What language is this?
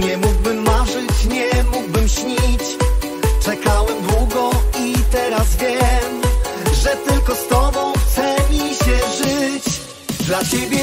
Polish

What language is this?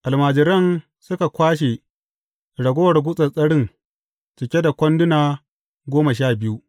Hausa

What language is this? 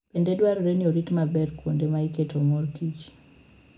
Luo (Kenya and Tanzania)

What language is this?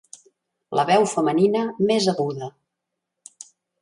Catalan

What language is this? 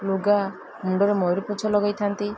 Odia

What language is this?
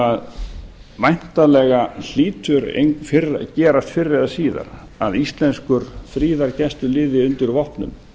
Icelandic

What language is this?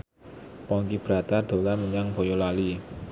Javanese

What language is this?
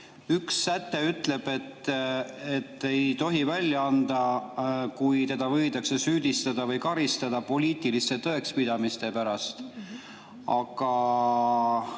Estonian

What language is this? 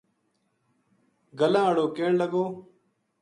Gujari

